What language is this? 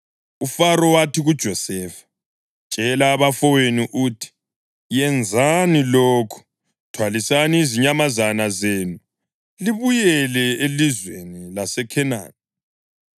North Ndebele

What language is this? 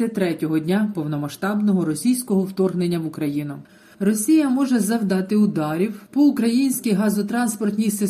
Ukrainian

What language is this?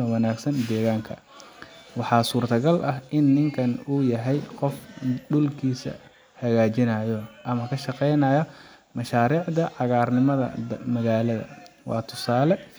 Somali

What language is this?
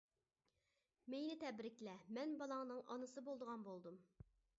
Uyghur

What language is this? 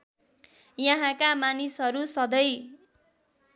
Nepali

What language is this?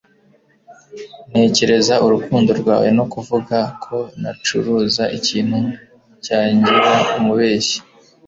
Kinyarwanda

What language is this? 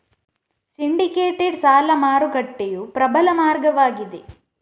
Kannada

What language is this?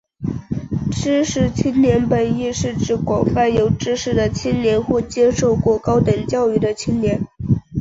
Chinese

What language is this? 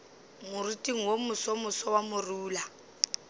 Northern Sotho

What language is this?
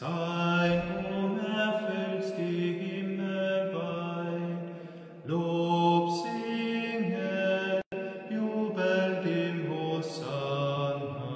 German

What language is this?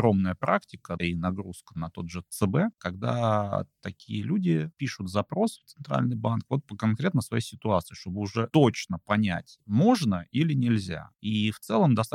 Russian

